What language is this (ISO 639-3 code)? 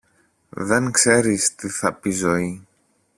ell